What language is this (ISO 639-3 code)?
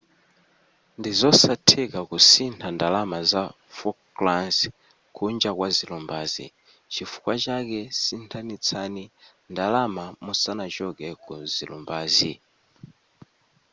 nya